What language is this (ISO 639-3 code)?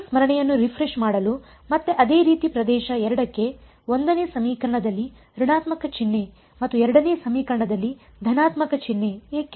kan